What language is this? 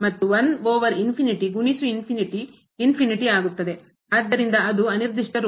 Kannada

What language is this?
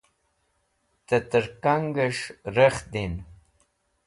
Wakhi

